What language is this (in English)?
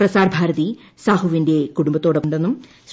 Malayalam